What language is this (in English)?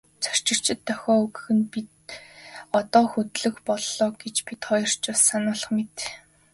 Mongolian